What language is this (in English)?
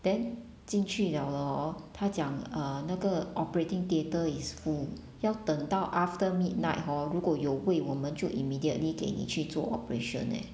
English